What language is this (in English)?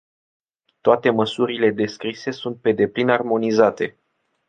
Romanian